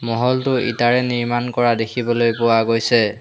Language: Assamese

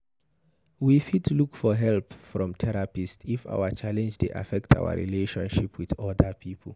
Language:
Nigerian Pidgin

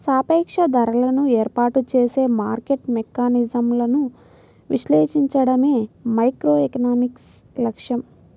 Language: Telugu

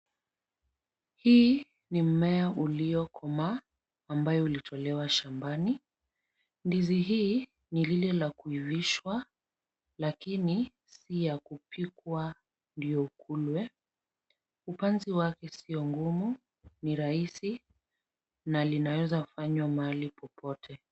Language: Swahili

